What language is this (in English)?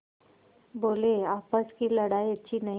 Hindi